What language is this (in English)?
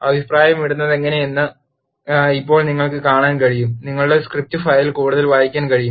Malayalam